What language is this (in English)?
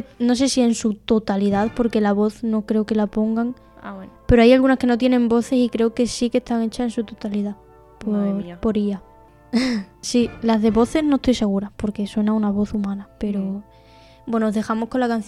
Spanish